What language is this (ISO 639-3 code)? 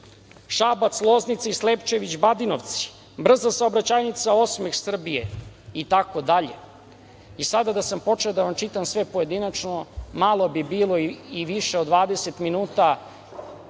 srp